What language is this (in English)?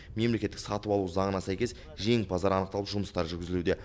Kazakh